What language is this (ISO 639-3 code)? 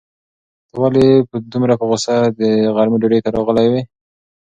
pus